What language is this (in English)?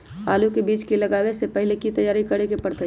Magahi